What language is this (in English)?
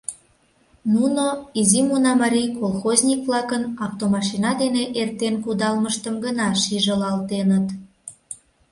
Mari